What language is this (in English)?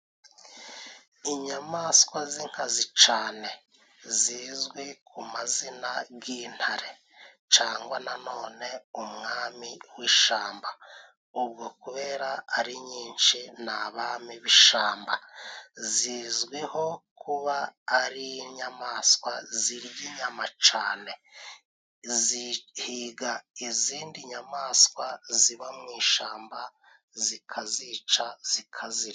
Kinyarwanda